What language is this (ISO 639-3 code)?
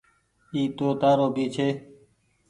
gig